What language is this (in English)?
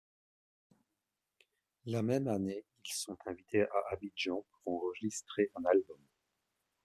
French